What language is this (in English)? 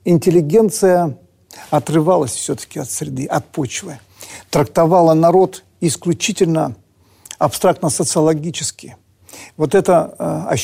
Russian